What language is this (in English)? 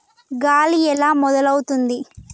Telugu